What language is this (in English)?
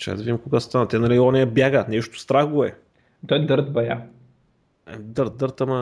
Bulgarian